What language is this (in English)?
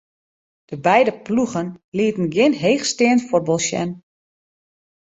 Western Frisian